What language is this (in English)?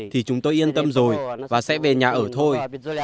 Vietnamese